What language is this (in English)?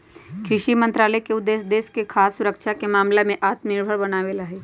Magahi